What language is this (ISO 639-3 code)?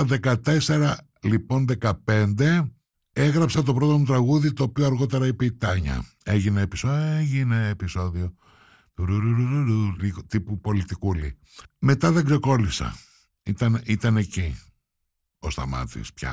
ell